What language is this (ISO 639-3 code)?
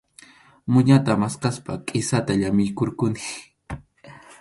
qxu